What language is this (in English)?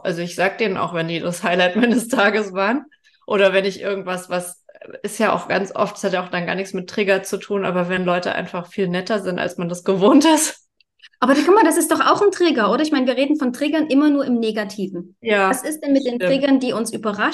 German